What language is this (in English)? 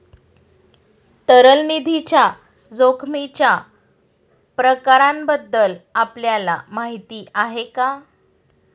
Marathi